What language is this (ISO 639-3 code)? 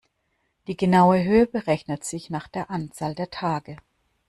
deu